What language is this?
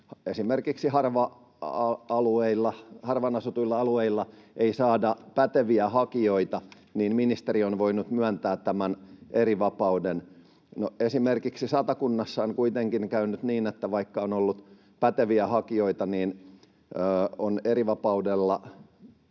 Finnish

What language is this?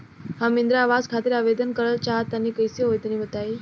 Bhojpuri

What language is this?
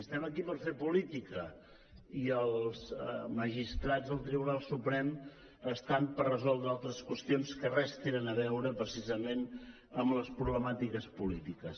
Catalan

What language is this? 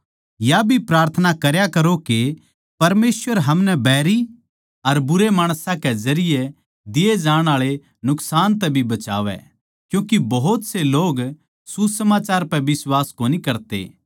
Haryanvi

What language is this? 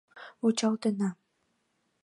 Mari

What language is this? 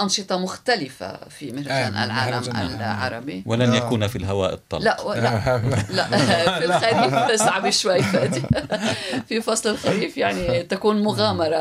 Arabic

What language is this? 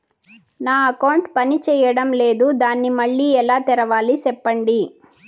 Telugu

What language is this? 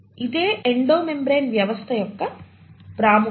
Telugu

